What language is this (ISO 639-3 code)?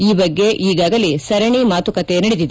kan